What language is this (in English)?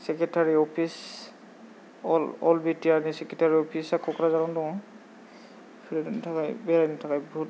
Bodo